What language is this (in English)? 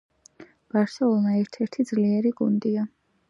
Georgian